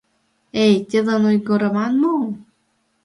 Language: Mari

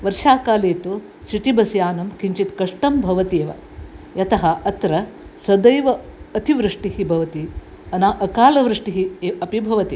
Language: Sanskrit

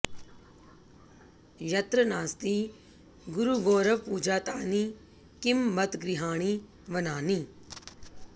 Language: Sanskrit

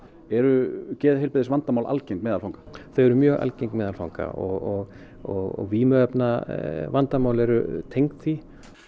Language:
Icelandic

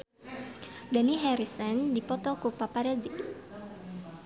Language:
Sundanese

